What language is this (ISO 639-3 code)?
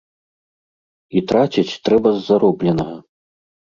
bel